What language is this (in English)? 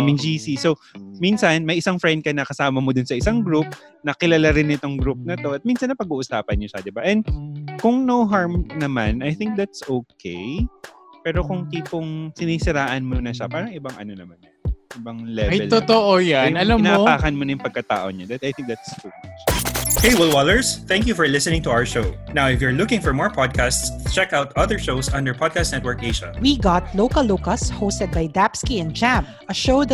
Filipino